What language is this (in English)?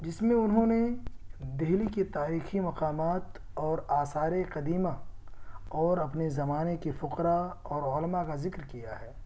Urdu